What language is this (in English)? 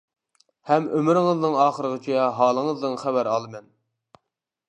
Uyghur